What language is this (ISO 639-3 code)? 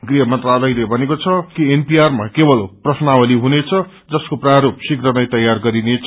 nep